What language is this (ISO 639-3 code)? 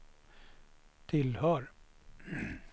swe